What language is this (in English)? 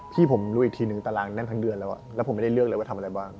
Thai